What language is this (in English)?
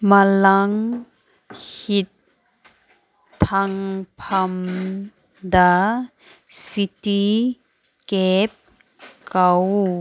Manipuri